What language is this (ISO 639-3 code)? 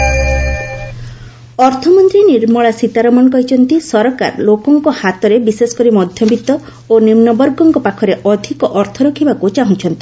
ori